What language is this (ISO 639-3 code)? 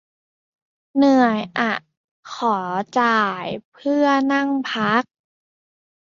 tha